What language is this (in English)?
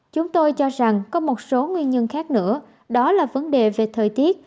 Vietnamese